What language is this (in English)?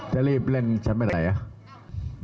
Thai